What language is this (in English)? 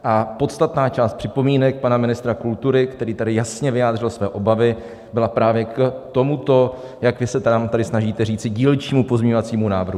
Czech